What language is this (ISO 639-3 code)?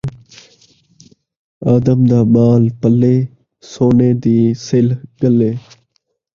skr